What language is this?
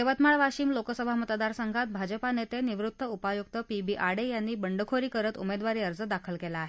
Marathi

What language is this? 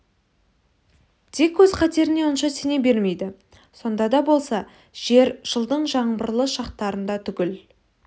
Kazakh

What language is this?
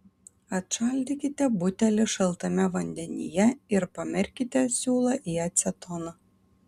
Lithuanian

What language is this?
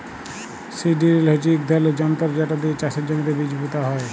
Bangla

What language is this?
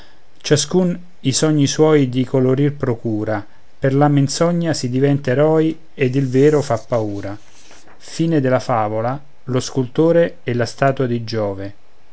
Italian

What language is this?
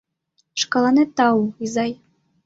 Mari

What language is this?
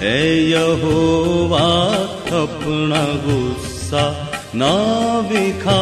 Punjabi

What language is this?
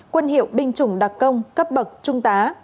Vietnamese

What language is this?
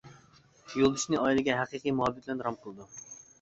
Uyghur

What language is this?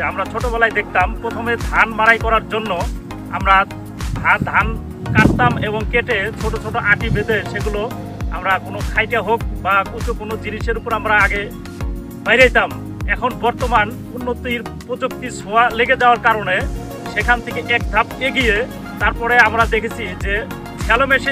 Arabic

